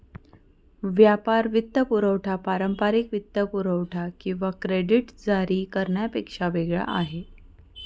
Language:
Marathi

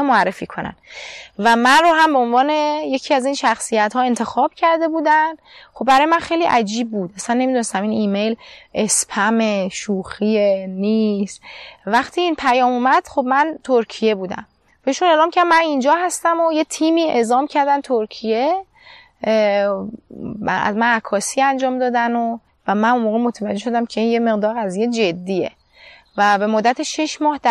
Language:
Persian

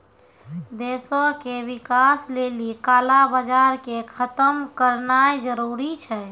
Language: Maithili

